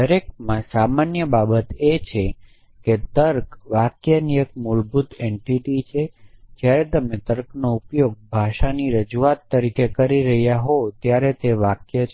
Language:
Gujarati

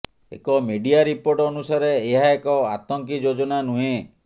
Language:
Odia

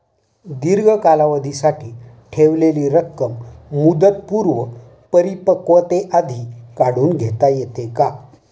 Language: Marathi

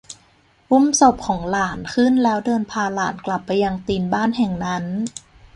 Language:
Thai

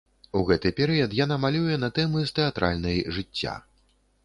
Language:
Belarusian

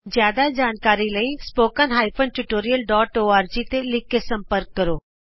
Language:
Punjabi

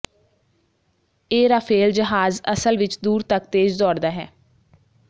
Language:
Punjabi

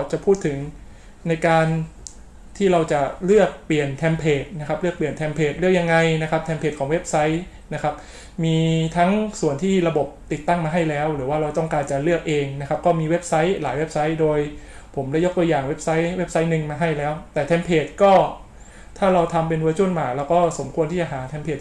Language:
Thai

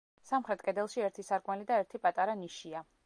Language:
Georgian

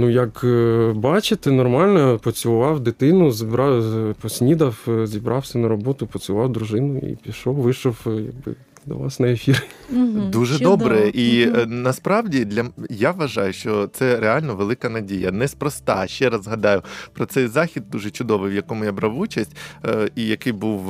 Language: Ukrainian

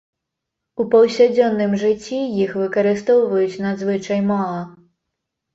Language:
Belarusian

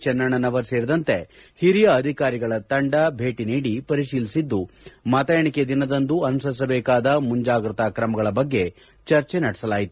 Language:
Kannada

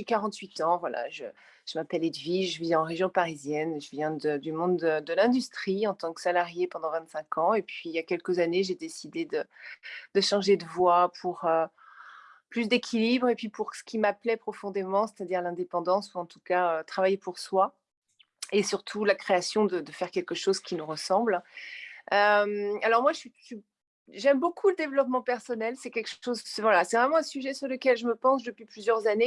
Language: French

